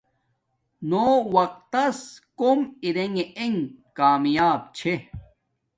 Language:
Domaaki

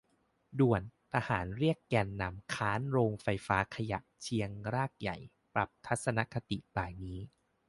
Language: Thai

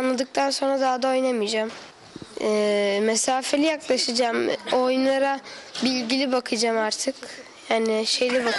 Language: Turkish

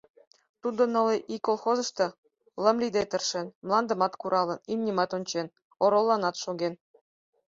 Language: Mari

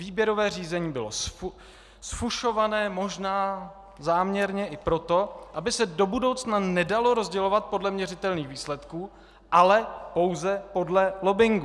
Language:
Czech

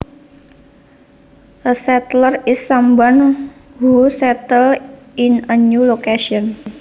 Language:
Javanese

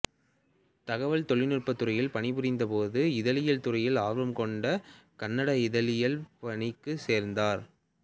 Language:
Tamil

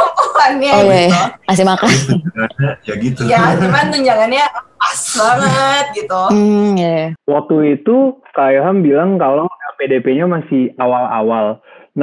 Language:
Indonesian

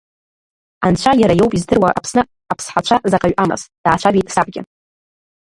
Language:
Abkhazian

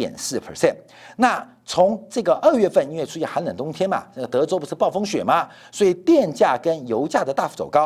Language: Chinese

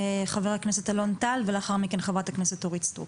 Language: Hebrew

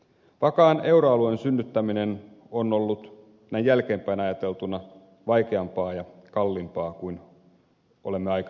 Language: Finnish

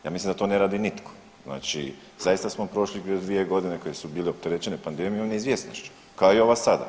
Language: Croatian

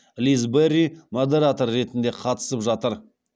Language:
Kazakh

